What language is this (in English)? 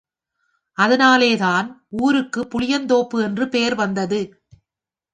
Tamil